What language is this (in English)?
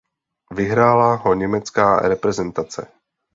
Czech